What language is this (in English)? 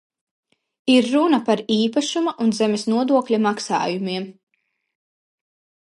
Latvian